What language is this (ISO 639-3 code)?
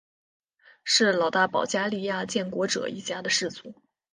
zho